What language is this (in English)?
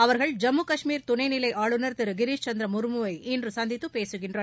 Tamil